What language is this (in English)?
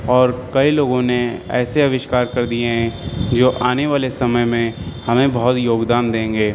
Urdu